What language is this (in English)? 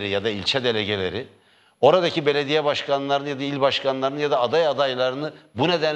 Turkish